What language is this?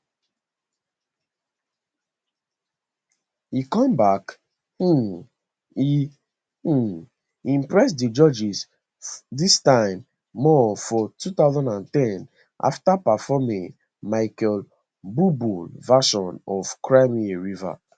Nigerian Pidgin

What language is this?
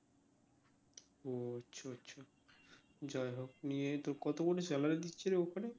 Bangla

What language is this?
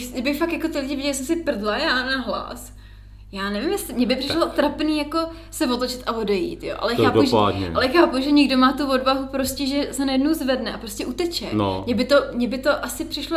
Czech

